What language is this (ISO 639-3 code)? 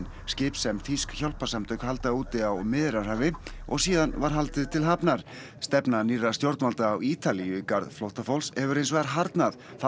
isl